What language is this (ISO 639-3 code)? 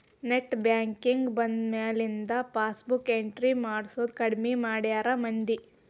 kan